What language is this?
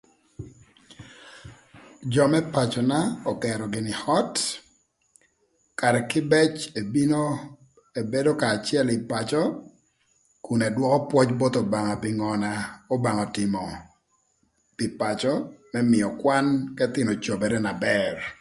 Thur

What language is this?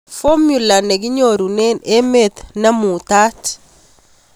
Kalenjin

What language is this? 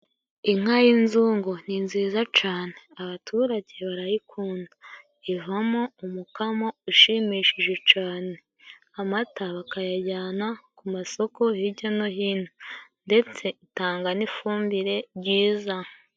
Kinyarwanda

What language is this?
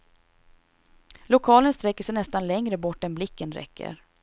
Swedish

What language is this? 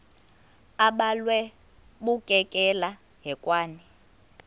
Xhosa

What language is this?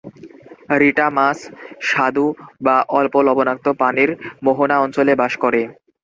Bangla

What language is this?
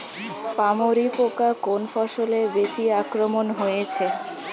Bangla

